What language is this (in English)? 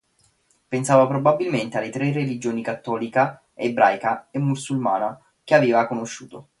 Italian